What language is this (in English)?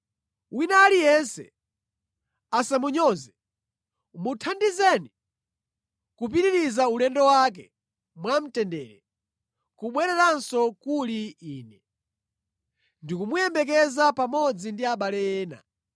Nyanja